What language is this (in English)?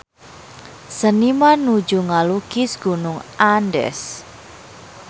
Sundanese